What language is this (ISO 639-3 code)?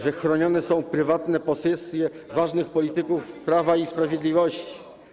pol